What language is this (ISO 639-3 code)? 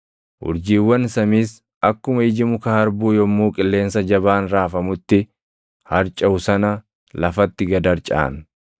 orm